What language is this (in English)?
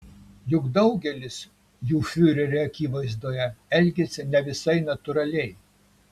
Lithuanian